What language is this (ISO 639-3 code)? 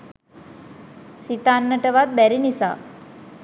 sin